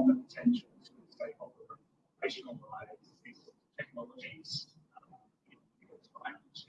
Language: English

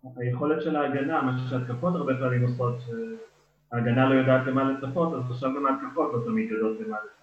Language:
Hebrew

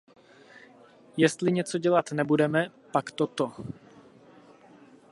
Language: Czech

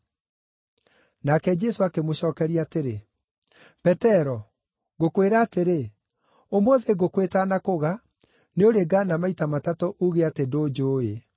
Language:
Kikuyu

